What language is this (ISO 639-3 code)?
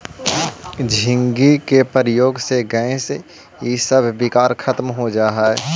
mag